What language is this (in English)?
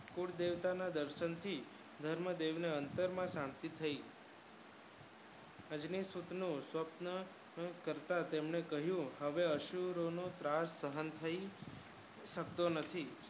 Gujarati